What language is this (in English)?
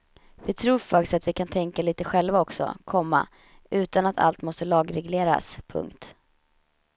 Swedish